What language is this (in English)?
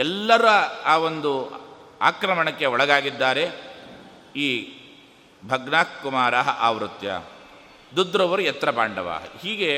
Kannada